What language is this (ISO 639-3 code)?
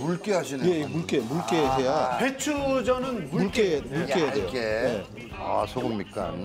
kor